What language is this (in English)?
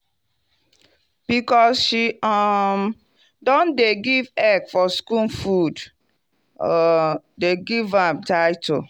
Nigerian Pidgin